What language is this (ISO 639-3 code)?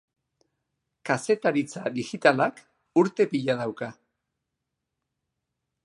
eus